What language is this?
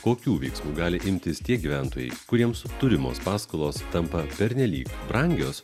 Lithuanian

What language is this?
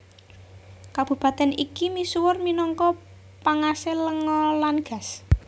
Javanese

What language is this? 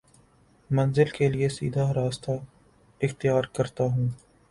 Urdu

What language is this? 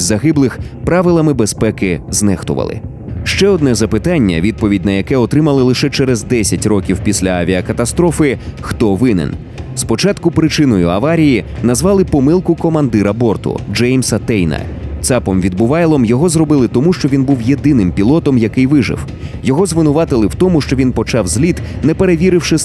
Ukrainian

